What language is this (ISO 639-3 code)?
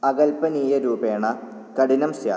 san